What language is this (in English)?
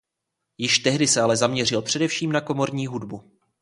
Czech